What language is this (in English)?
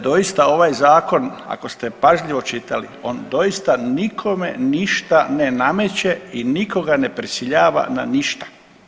Croatian